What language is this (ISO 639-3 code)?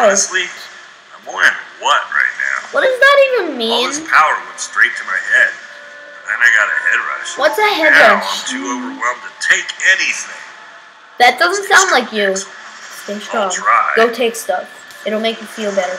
eng